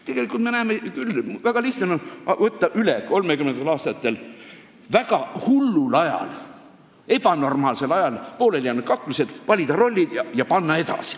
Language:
Estonian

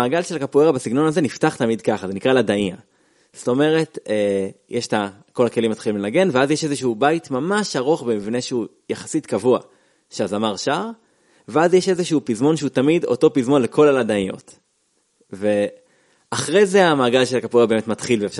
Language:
Hebrew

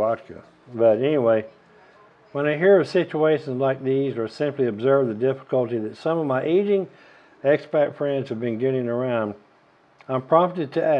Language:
English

